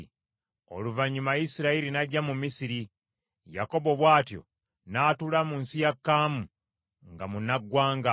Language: Ganda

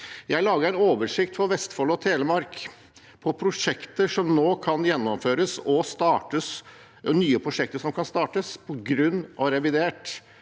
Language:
Norwegian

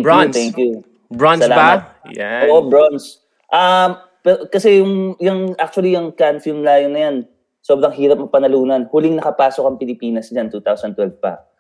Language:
Filipino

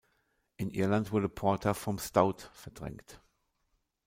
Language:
German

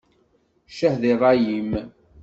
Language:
Kabyle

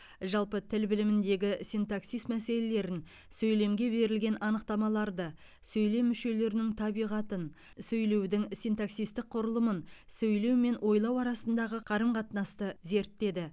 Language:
Kazakh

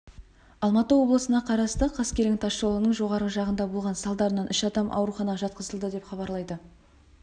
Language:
Kazakh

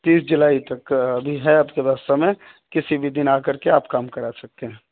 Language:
Urdu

